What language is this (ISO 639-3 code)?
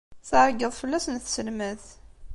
kab